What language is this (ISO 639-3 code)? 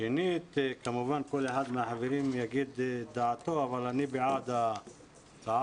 heb